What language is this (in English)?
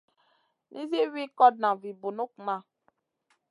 Masana